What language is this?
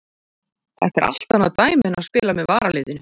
Icelandic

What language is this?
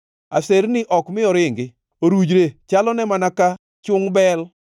Luo (Kenya and Tanzania)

